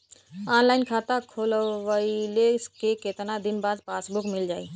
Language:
Bhojpuri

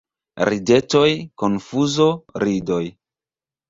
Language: Esperanto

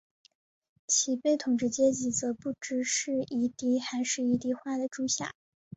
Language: Chinese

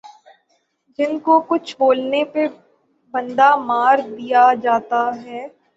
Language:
Urdu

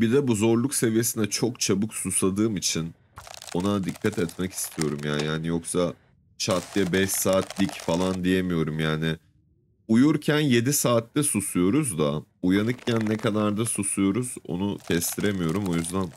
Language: Turkish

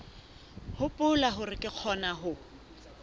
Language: Southern Sotho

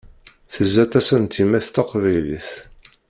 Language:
Kabyle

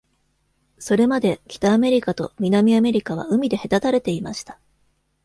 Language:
Japanese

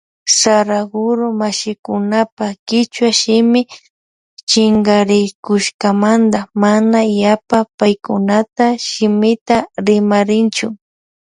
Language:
Loja Highland Quichua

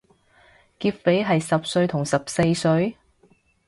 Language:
Cantonese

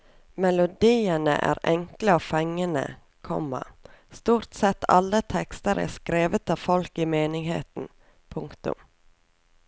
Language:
Norwegian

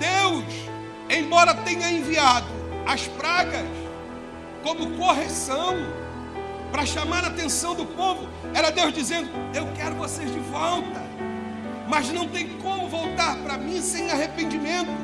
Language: Portuguese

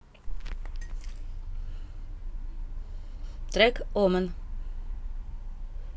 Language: Russian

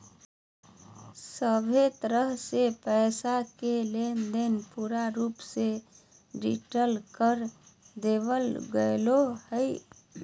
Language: Magahi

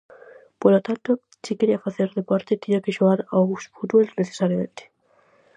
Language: Galician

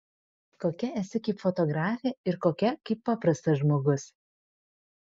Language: Lithuanian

